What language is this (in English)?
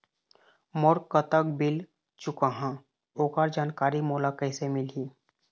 Chhattisgarhi